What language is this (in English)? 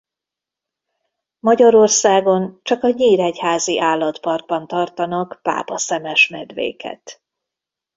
Hungarian